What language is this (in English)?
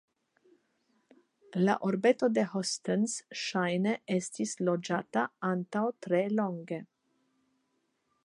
Esperanto